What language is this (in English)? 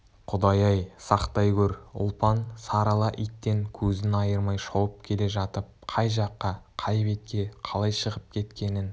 Kazakh